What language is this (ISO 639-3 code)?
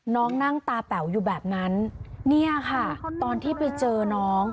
tha